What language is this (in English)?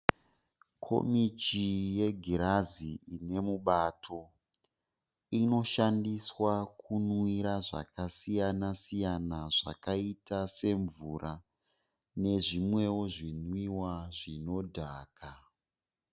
Shona